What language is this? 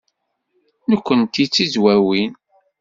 Kabyle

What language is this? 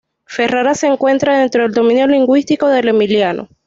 Spanish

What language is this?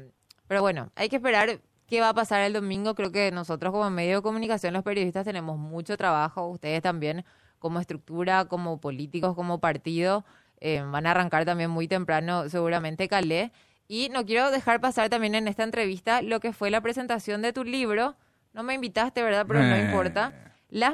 Spanish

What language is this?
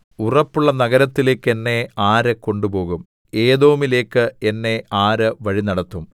Malayalam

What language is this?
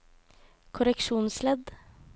Norwegian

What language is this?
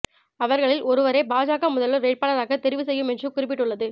Tamil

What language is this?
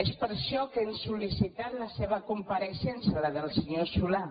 Catalan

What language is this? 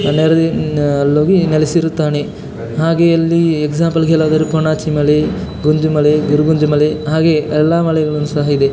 Kannada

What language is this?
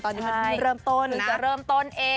Thai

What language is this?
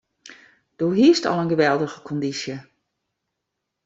Western Frisian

